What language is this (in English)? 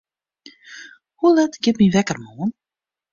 Western Frisian